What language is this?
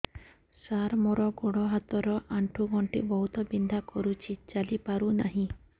Odia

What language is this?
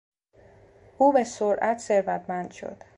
Persian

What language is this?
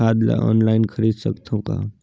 Chhattisgarhi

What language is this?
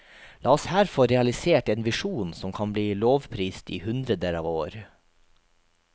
Norwegian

